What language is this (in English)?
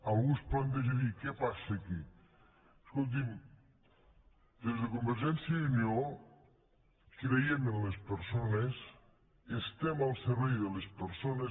Catalan